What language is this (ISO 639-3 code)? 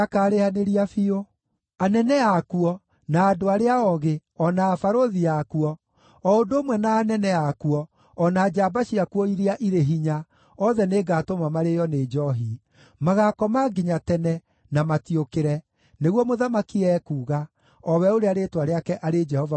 kik